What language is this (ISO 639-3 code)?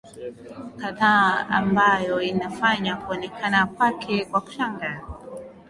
swa